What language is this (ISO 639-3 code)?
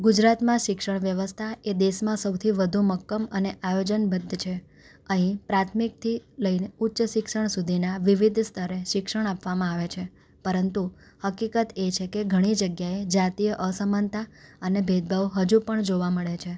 guj